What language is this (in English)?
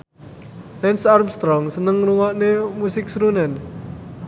Javanese